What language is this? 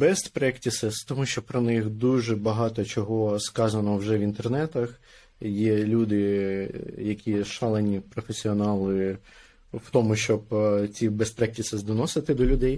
Ukrainian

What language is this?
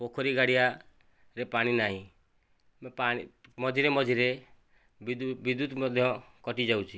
Odia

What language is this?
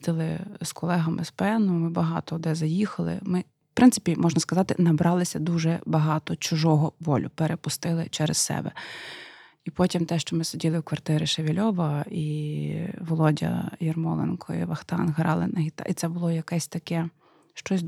Ukrainian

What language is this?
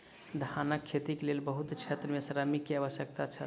Maithili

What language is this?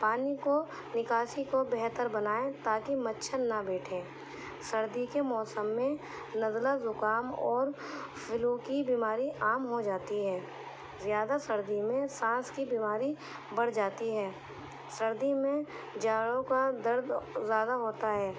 Urdu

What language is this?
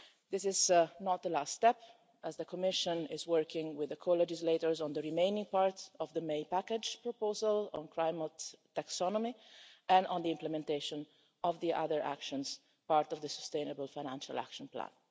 English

